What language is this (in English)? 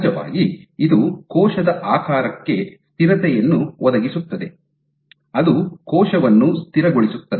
Kannada